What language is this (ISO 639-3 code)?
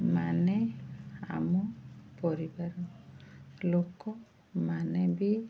ori